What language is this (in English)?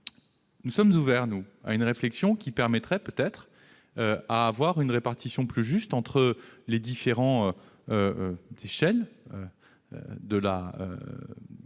French